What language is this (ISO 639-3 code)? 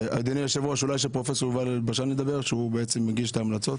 heb